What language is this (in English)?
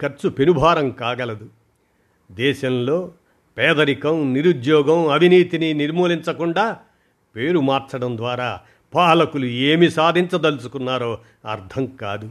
Telugu